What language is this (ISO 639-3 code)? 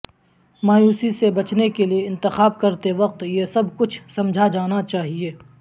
urd